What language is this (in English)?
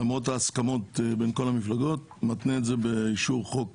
Hebrew